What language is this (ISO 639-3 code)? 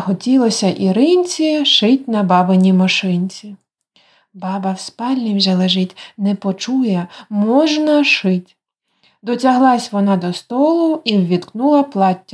ukr